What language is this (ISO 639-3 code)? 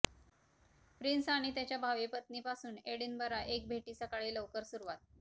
mar